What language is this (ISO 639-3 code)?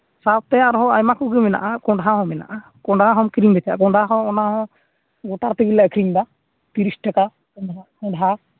sat